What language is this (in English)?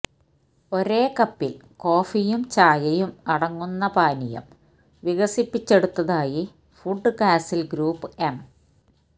Malayalam